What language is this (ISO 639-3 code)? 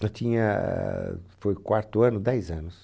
por